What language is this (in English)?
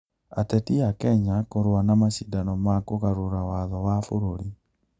Kikuyu